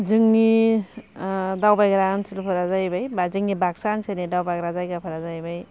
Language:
Bodo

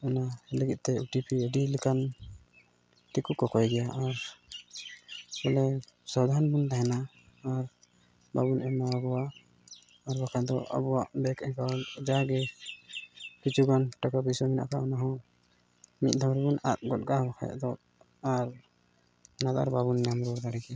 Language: Santali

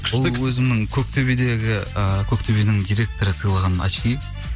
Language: Kazakh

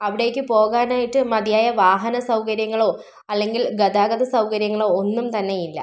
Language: Malayalam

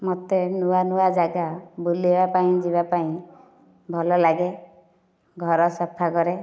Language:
Odia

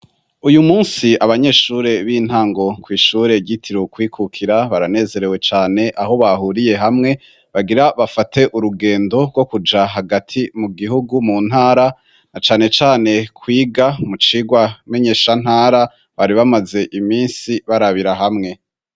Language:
Rundi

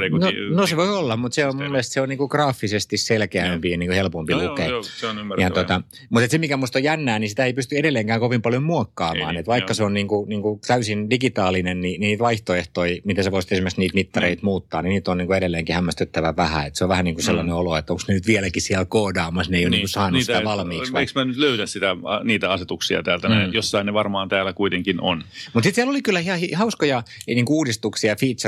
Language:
Finnish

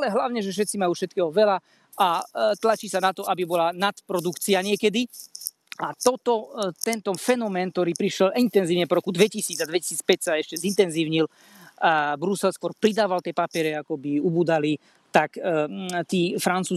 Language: Slovak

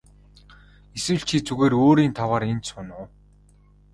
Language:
Mongolian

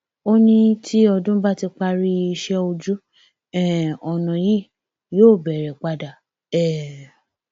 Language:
Yoruba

